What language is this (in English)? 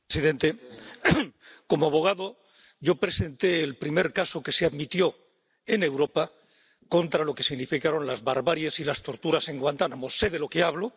Spanish